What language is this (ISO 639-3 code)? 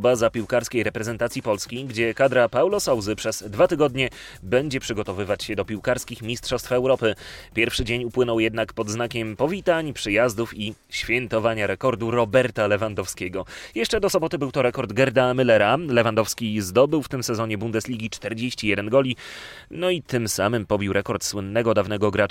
pol